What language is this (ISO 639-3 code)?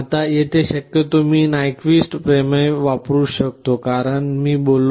mar